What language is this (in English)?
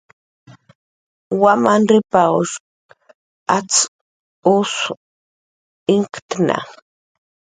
Jaqaru